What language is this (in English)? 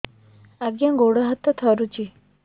Odia